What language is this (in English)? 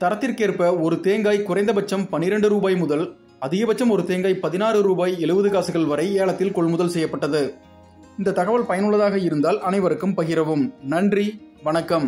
Tamil